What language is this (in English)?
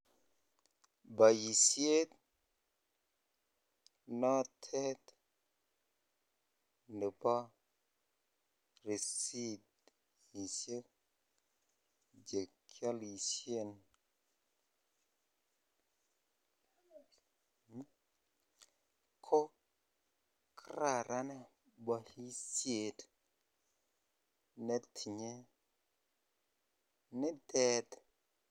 Kalenjin